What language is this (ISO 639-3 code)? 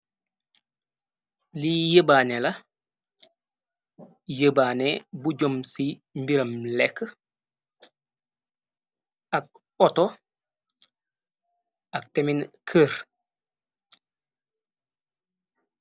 wol